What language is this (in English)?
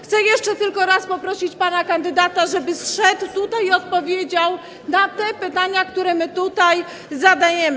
Polish